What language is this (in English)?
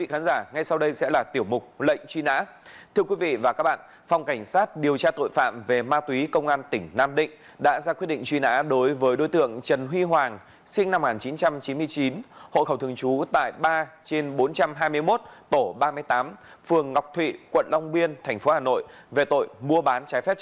Vietnamese